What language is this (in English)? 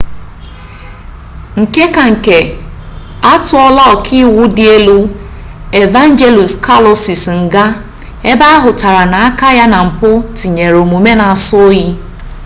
Igbo